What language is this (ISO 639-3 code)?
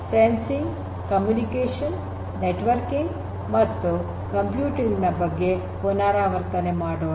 kan